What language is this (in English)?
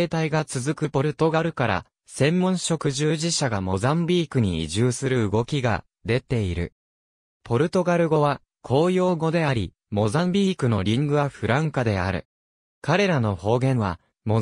Japanese